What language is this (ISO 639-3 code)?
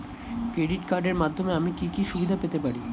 ben